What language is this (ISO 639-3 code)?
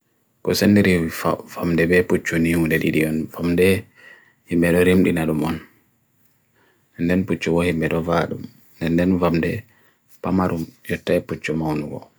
fui